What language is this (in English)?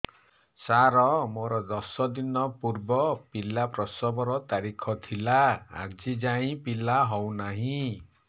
Odia